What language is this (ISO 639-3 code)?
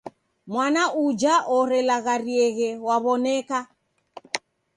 dav